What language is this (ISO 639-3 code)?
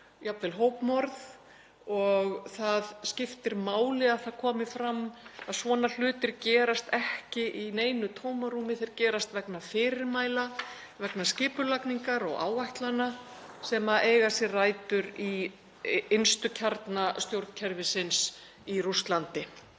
isl